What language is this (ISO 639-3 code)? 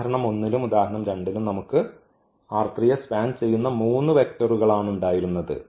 mal